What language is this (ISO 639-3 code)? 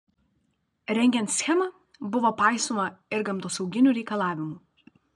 lit